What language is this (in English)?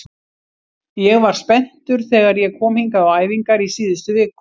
Icelandic